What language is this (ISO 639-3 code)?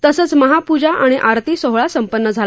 mar